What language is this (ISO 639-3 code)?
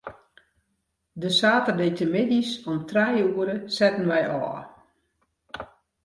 fry